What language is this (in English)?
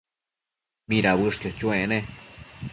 Matsés